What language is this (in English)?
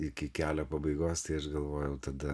Lithuanian